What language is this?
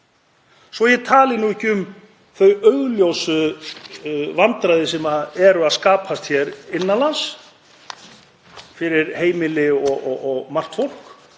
Icelandic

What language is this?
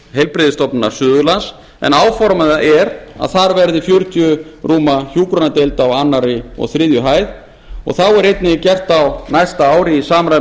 Icelandic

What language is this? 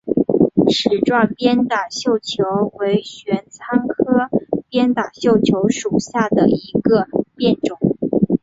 Chinese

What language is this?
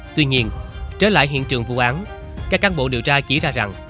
Vietnamese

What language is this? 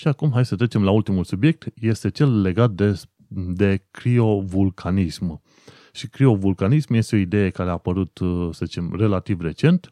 Romanian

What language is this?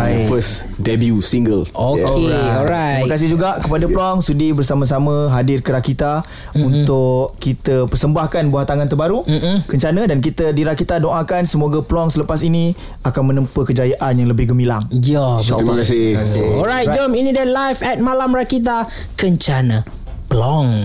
Malay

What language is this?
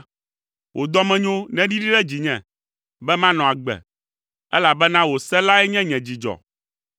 Ewe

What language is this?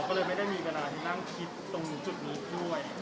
Thai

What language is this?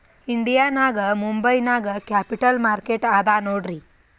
Kannada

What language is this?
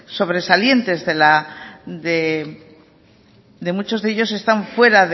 Spanish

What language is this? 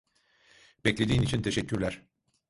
Turkish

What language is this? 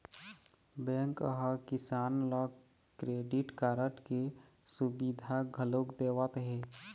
Chhattisgarhi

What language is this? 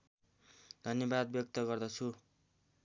Nepali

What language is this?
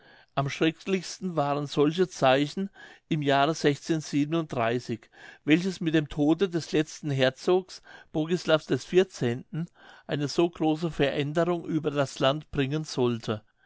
German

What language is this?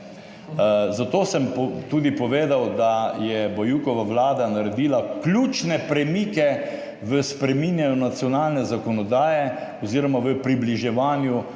Slovenian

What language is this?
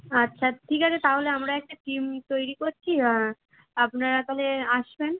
Bangla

